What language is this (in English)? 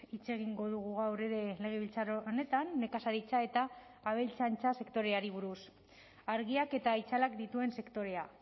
Basque